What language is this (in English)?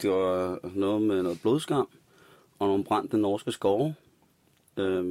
Danish